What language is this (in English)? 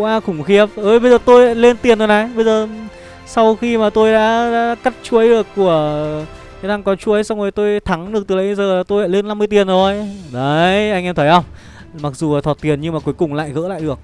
Vietnamese